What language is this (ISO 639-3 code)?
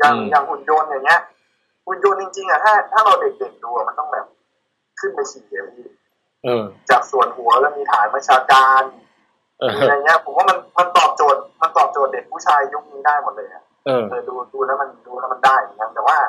tha